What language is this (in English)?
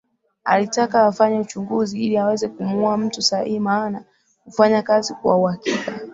Swahili